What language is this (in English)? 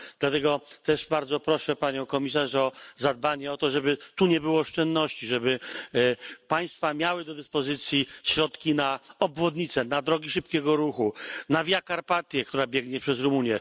Polish